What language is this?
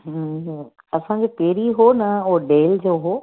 Sindhi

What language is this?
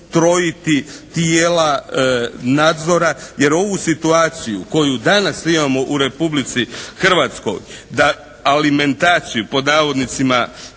Croatian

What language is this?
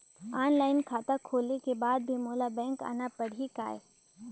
Chhattisgarhi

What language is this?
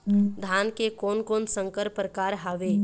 Chhattisgarhi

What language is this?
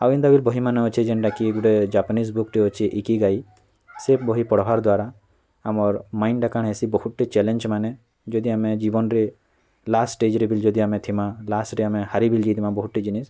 Odia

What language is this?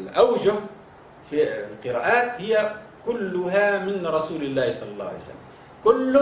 Arabic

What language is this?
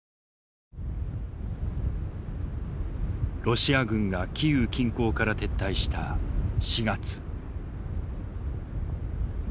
Japanese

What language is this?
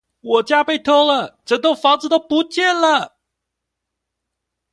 Chinese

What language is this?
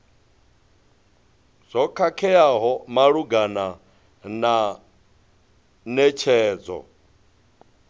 Venda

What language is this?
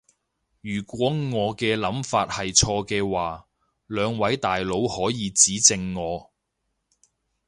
Cantonese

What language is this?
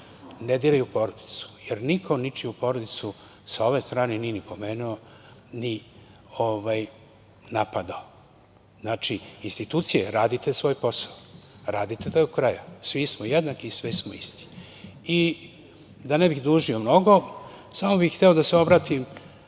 Serbian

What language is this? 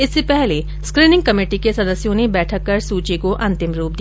Hindi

